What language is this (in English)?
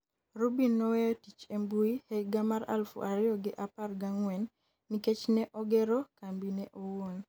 Luo (Kenya and Tanzania)